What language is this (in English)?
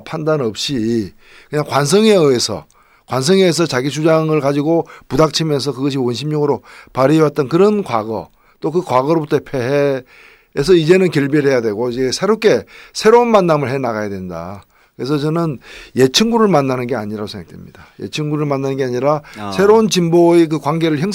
Korean